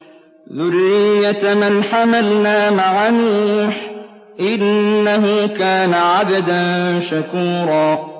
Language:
Arabic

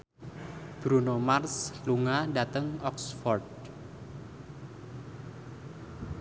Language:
Javanese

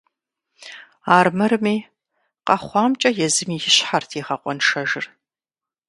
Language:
Kabardian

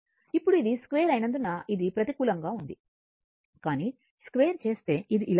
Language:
Telugu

